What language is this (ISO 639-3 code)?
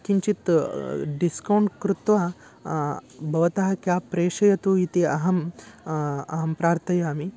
san